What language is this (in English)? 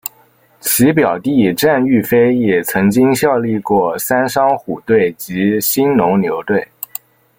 Chinese